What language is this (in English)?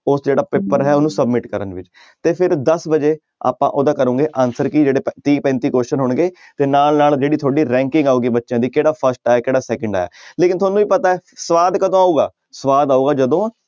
Punjabi